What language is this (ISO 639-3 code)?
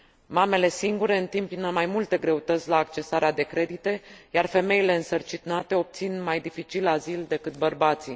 ron